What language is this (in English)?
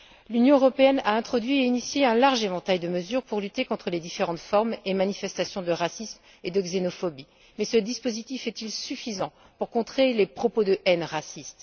French